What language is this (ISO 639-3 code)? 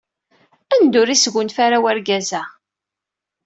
kab